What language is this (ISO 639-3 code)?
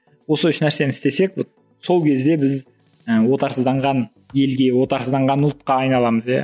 kaz